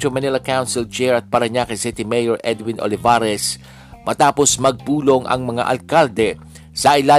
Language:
Filipino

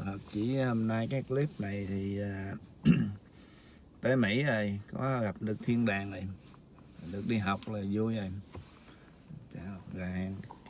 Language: Vietnamese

